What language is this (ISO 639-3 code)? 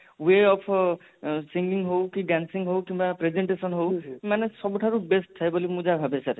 ori